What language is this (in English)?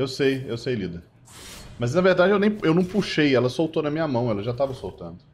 Portuguese